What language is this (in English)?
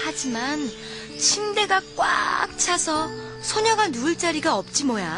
Korean